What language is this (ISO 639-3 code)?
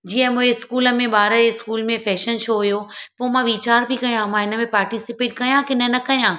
snd